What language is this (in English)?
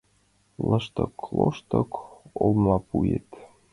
Mari